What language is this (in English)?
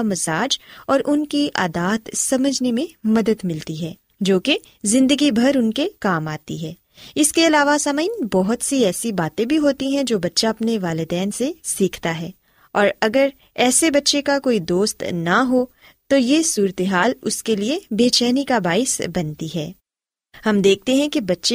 Urdu